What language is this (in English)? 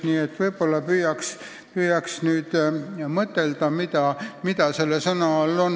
Estonian